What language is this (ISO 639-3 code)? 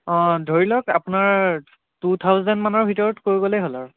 asm